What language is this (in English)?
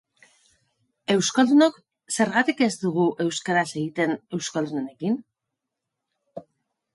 Basque